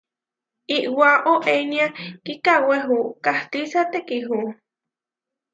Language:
Huarijio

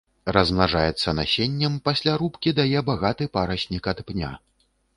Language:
Belarusian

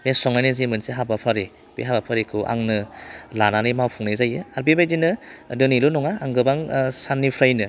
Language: Bodo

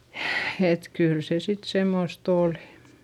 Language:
Finnish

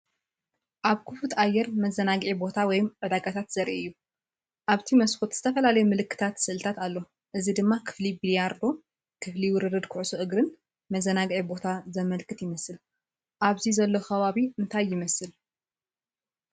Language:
Tigrinya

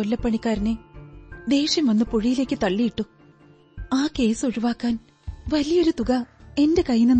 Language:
Malayalam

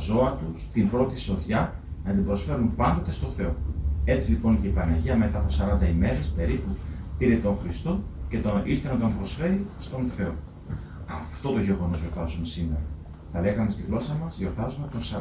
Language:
Greek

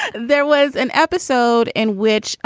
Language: English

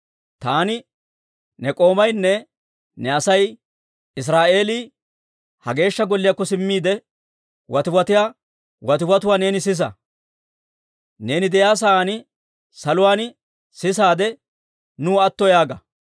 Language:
Dawro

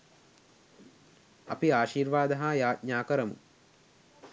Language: Sinhala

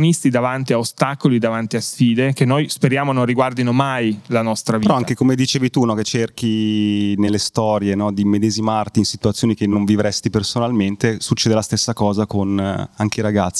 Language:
Italian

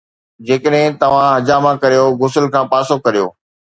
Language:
Sindhi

